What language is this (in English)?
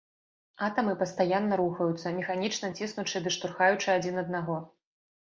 Belarusian